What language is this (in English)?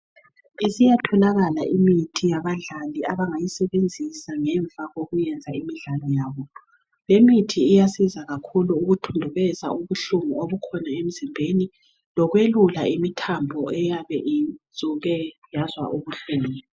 North Ndebele